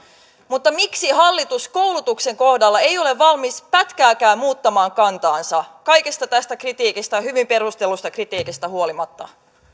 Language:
Finnish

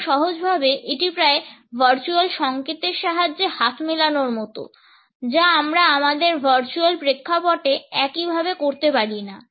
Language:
Bangla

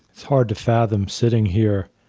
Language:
English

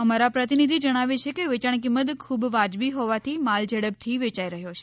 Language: Gujarati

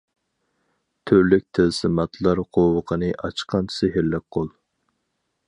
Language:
Uyghur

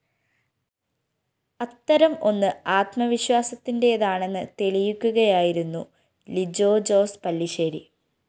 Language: Malayalam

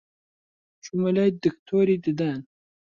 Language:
Central Kurdish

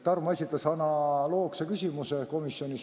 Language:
Estonian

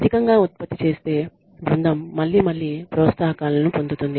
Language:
Telugu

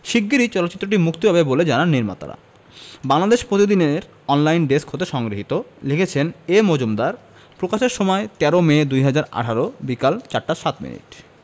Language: Bangla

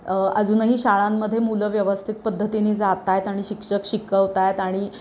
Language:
Marathi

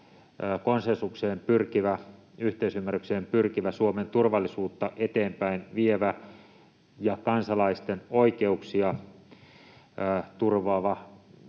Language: Finnish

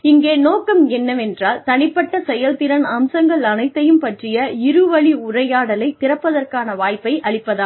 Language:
Tamil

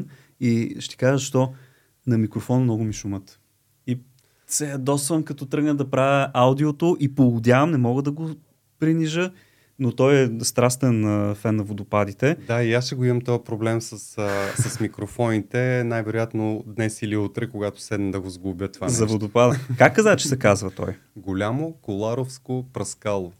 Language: Bulgarian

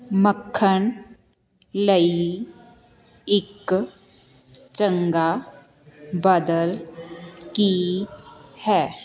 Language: Punjabi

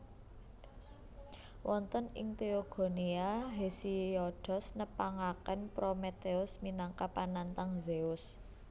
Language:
Javanese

